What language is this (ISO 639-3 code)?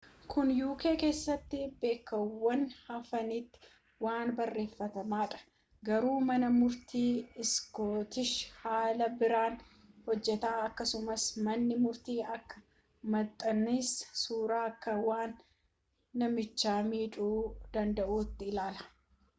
orm